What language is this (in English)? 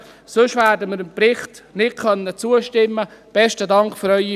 Swiss German